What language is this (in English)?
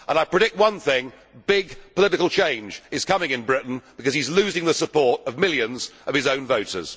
English